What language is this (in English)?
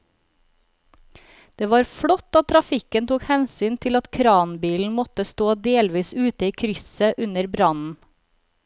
Norwegian